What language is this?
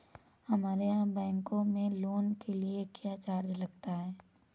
Hindi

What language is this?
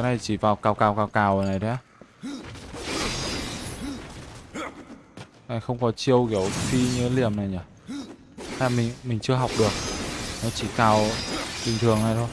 Vietnamese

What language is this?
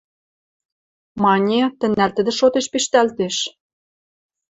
Western Mari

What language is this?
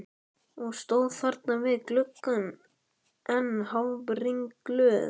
Icelandic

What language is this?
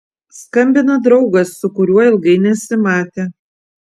Lithuanian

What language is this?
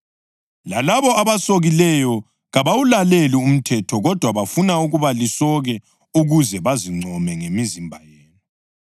North Ndebele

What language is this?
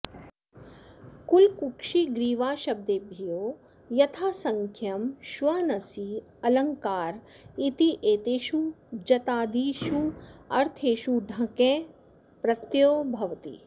Sanskrit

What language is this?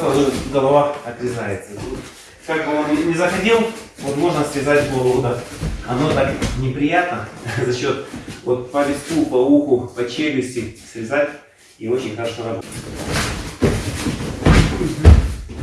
Russian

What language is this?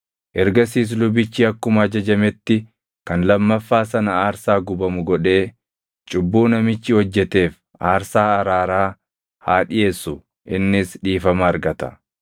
Oromo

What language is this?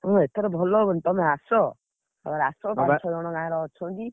Odia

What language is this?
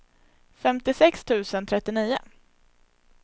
Swedish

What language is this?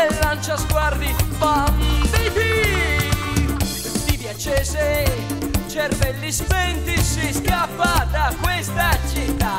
Czech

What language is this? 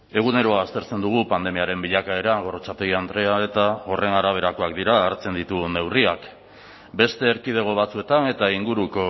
Basque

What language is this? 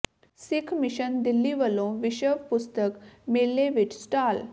Punjabi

